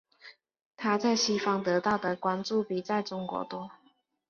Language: Chinese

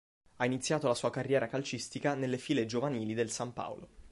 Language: Italian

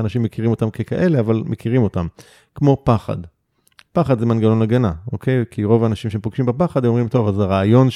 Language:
Hebrew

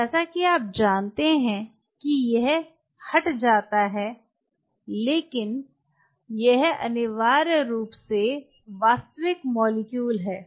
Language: Hindi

